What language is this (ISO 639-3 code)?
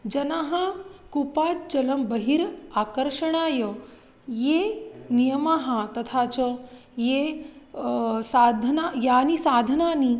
san